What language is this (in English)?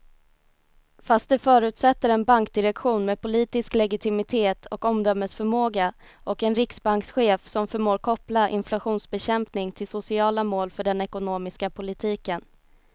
Swedish